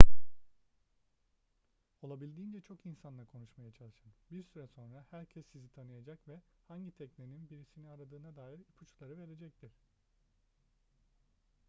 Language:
Turkish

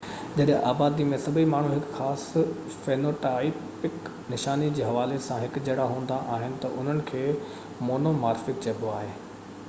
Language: Sindhi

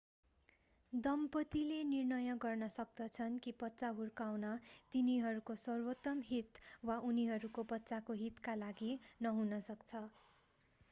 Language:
Nepali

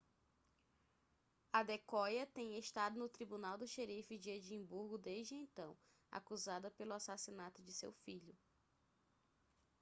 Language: Portuguese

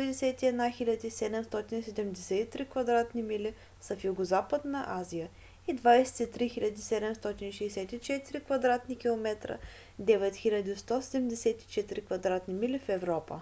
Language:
Bulgarian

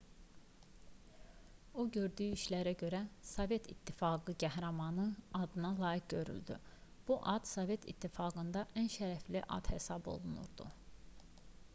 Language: Azerbaijani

